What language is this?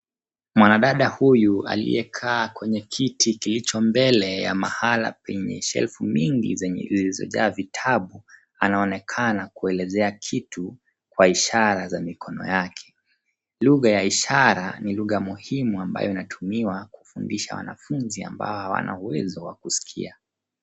Swahili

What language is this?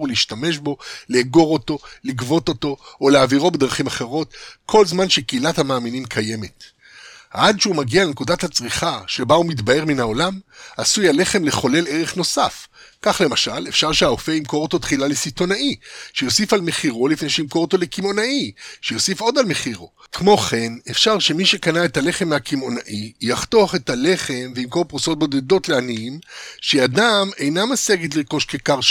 Hebrew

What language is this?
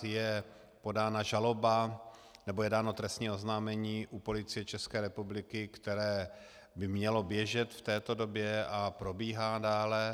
Czech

